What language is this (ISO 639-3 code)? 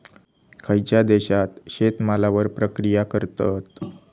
mar